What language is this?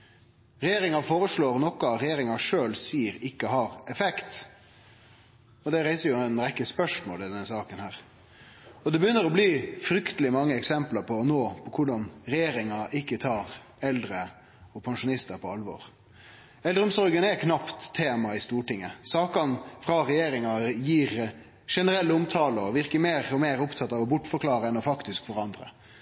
Norwegian Nynorsk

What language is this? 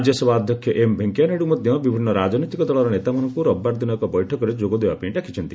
Odia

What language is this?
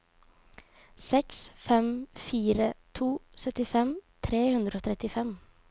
Norwegian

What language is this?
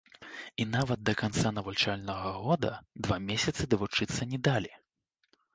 Belarusian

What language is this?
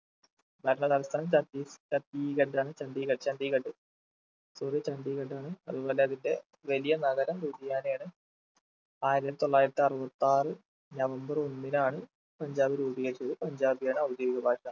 Malayalam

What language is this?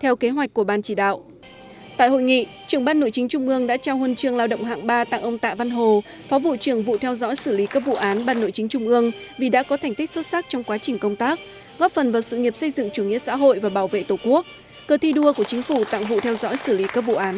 Vietnamese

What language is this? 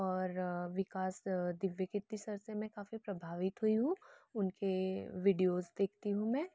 Hindi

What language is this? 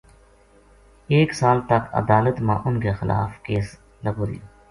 Gujari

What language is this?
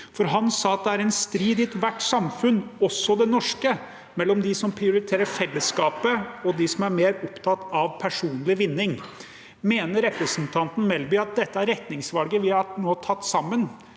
Norwegian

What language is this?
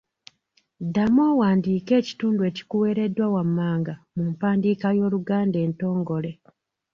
Ganda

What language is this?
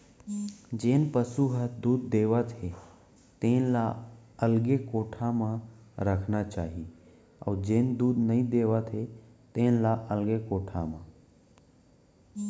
Chhattisgarhi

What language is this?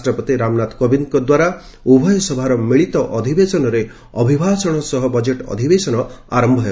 Odia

